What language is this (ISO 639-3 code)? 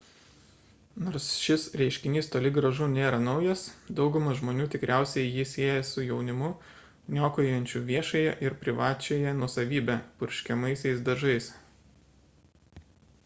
lit